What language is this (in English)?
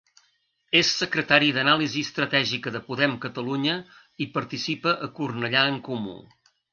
Catalan